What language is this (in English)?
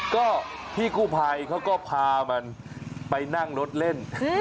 Thai